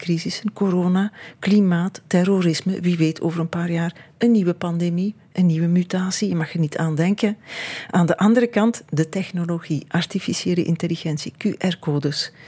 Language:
Dutch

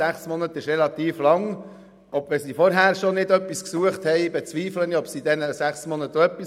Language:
Swiss German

